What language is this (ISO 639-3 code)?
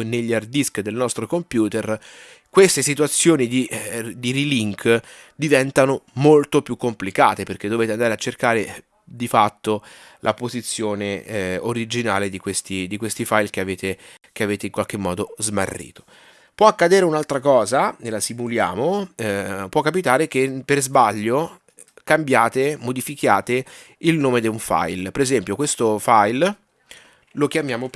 ita